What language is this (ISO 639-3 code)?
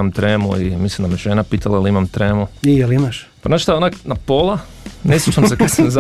hrv